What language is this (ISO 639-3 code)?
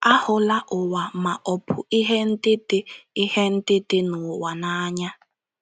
ibo